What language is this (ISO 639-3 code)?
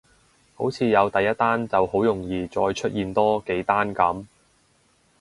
yue